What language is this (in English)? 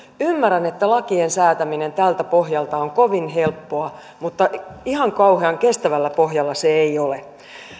Finnish